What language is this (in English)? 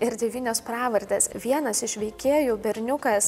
Lithuanian